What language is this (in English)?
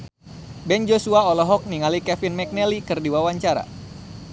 Sundanese